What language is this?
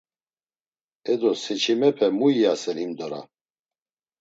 Laz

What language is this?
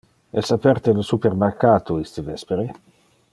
Interlingua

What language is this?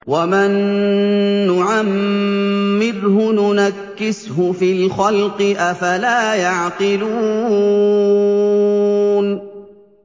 Arabic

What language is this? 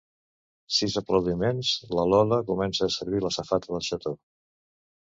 Catalan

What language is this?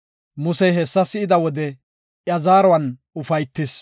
Gofa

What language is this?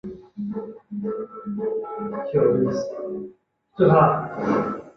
Chinese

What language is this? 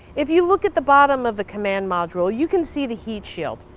English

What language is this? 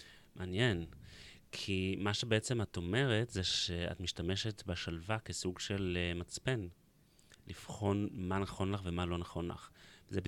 Hebrew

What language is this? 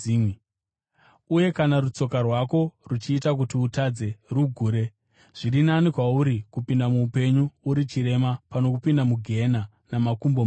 Shona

